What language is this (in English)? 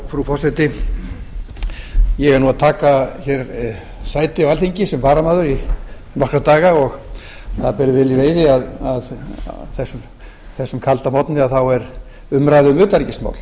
Icelandic